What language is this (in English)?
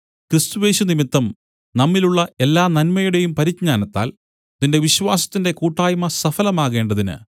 Malayalam